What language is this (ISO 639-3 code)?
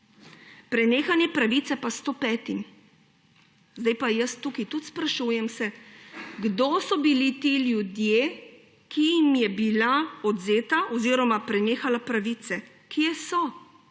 slv